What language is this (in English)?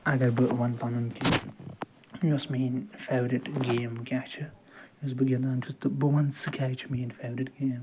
Kashmiri